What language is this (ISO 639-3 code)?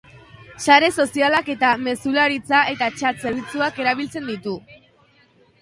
eus